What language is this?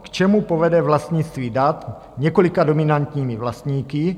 Czech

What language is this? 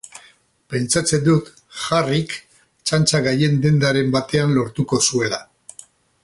Basque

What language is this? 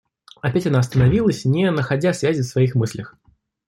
Russian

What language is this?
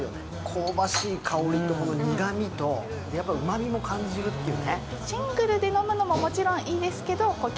Japanese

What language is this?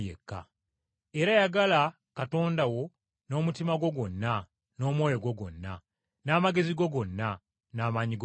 Ganda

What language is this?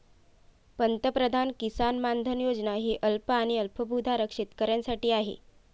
Marathi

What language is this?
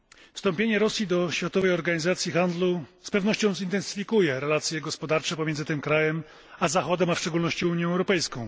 Polish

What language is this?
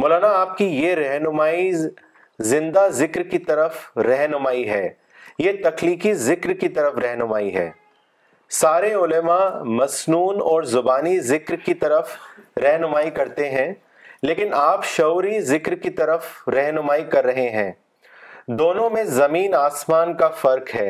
Urdu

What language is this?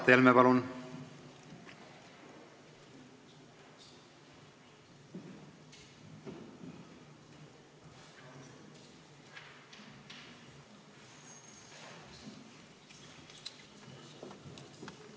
Estonian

